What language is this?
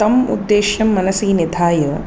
Sanskrit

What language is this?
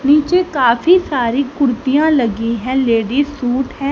Hindi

